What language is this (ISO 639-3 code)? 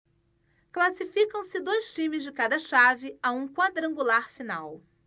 por